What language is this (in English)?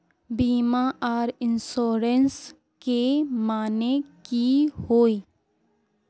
Magahi